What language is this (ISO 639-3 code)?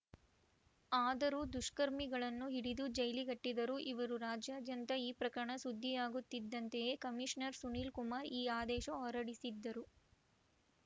kan